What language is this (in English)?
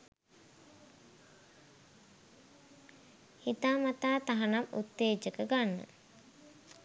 Sinhala